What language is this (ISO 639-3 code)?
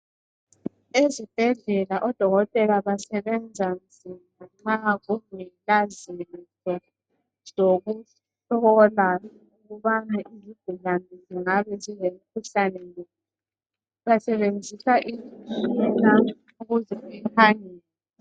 nde